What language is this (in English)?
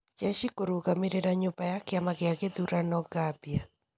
Kikuyu